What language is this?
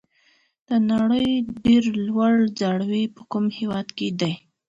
Pashto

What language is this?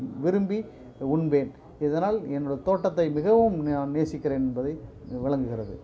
Tamil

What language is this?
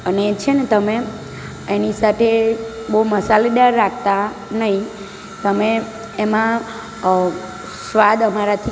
Gujarati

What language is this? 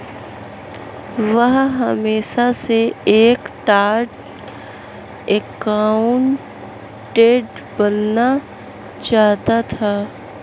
Hindi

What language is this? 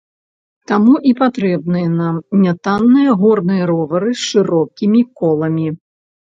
Belarusian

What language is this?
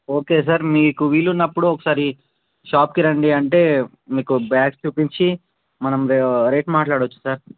Telugu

